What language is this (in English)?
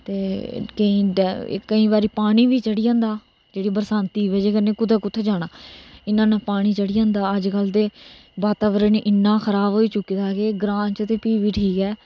Dogri